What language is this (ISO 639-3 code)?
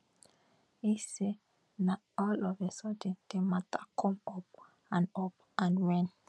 pcm